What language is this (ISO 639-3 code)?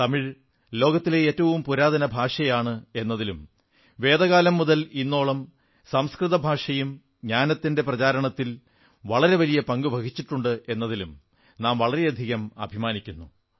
mal